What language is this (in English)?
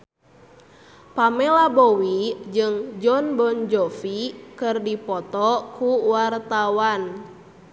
Sundanese